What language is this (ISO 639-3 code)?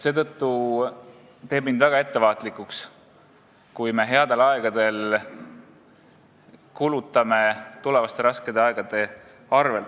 est